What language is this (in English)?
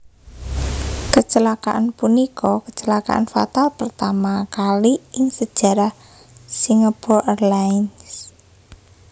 Javanese